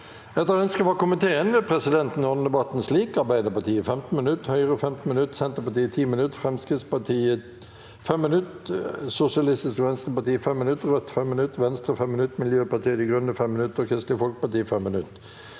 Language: Norwegian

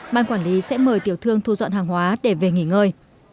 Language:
Vietnamese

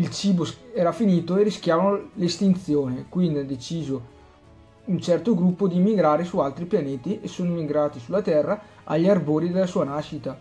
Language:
Italian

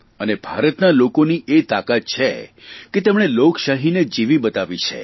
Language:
Gujarati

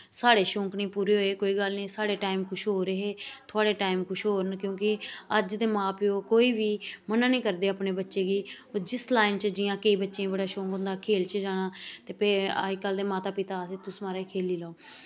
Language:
Dogri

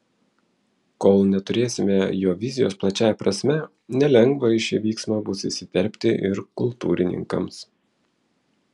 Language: Lithuanian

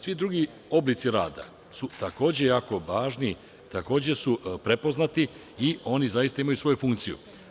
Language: Serbian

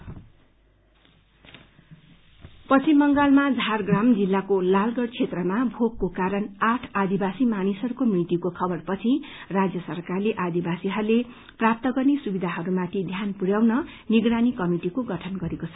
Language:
Nepali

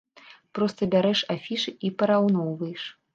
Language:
Belarusian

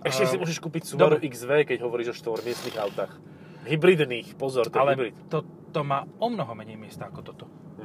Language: Slovak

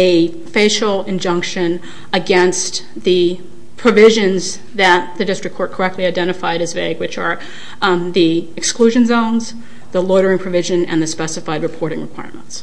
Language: English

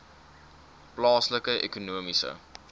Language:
Afrikaans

